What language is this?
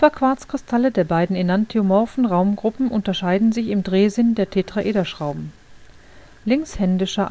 German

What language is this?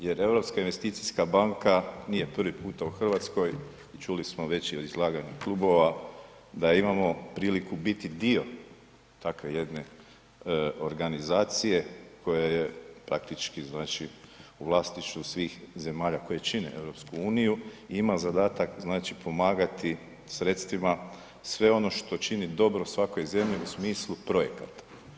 Croatian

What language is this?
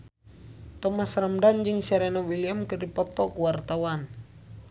Sundanese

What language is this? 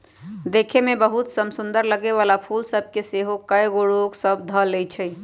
Magahi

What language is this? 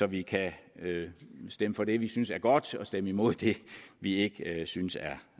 Danish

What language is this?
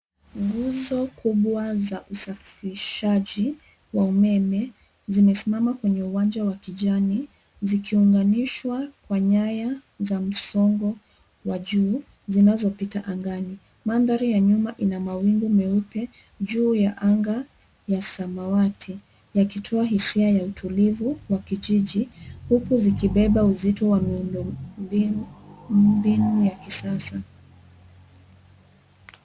Swahili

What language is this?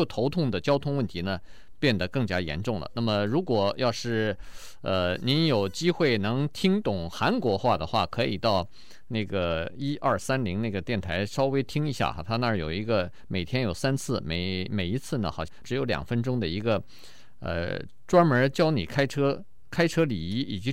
Chinese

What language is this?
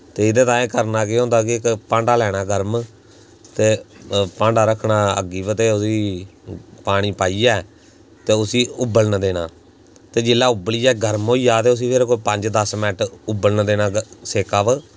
Dogri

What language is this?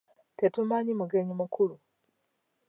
Ganda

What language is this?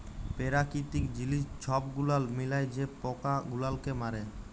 Bangla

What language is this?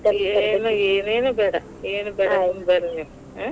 Kannada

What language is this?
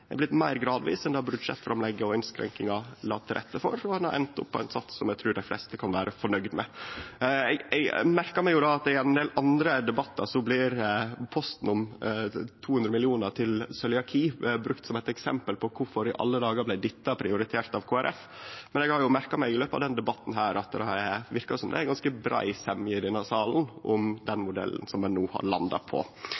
Norwegian Nynorsk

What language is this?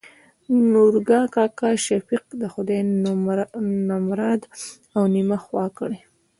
Pashto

